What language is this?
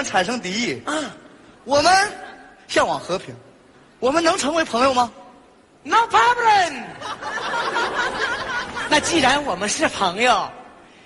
Chinese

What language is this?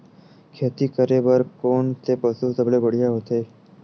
Chhattisgarhi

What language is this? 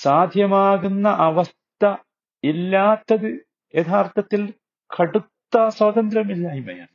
Malayalam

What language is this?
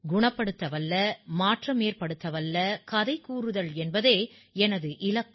Tamil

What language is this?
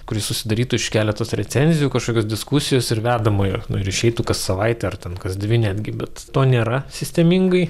Lithuanian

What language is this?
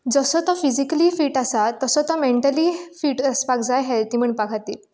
Konkani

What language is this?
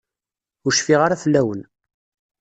Kabyle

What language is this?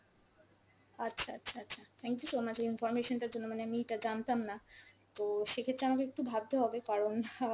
Bangla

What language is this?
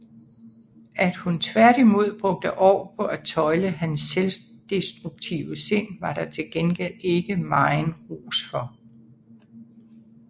Danish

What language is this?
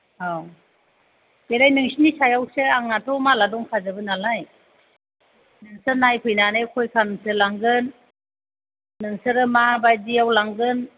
Bodo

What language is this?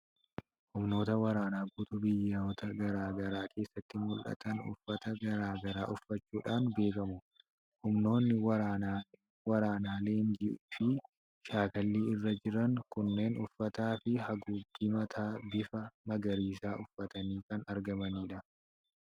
Oromo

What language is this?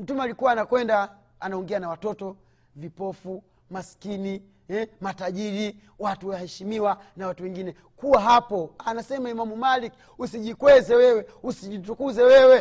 Swahili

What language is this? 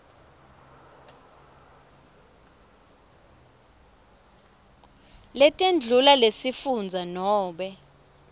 Swati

